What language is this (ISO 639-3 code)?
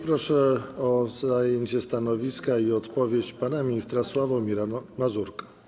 pol